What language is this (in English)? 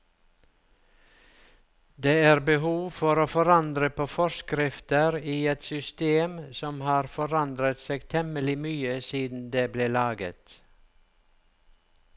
Norwegian